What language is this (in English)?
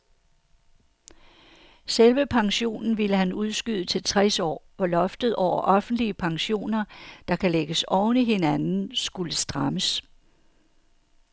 Danish